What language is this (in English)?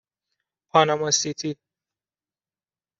Persian